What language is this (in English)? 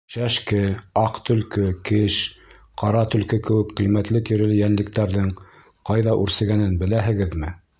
Bashkir